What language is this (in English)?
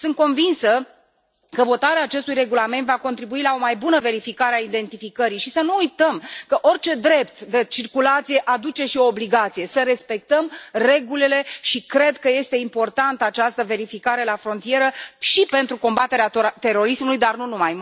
Romanian